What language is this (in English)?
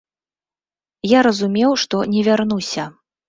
Belarusian